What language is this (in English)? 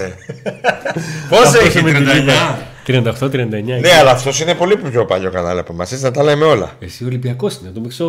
Greek